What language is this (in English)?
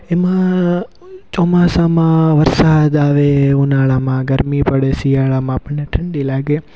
Gujarati